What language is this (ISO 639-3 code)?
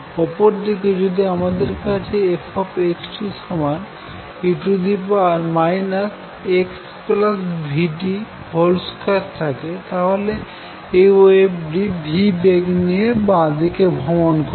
ben